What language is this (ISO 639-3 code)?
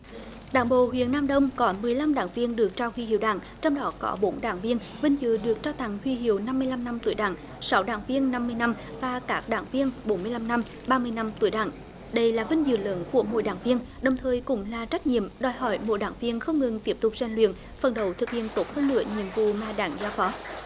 vie